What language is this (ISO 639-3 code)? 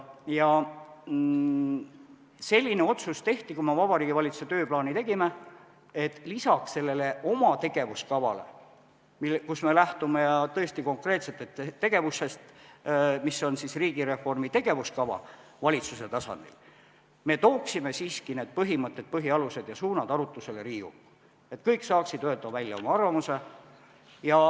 est